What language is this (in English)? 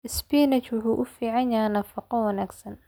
Somali